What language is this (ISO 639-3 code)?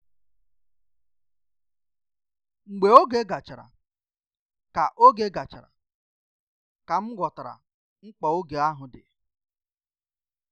ibo